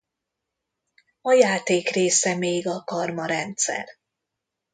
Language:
Hungarian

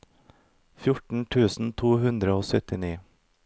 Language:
Norwegian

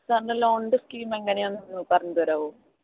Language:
Malayalam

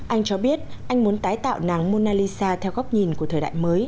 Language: Vietnamese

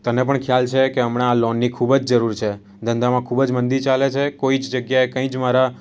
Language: Gujarati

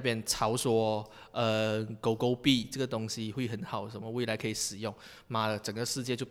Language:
Chinese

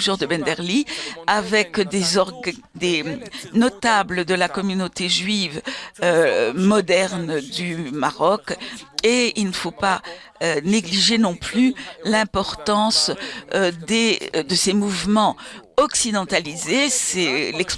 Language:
French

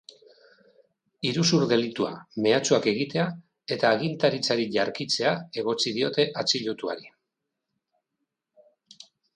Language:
Basque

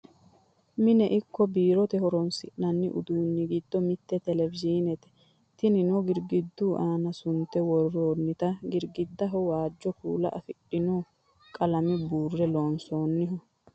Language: Sidamo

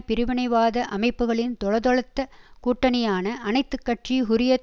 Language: Tamil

